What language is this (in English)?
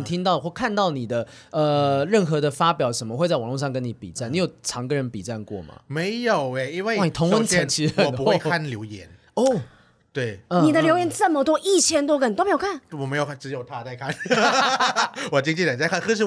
Chinese